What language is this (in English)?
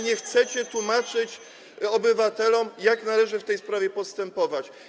Polish